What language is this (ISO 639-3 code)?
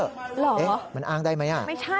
tha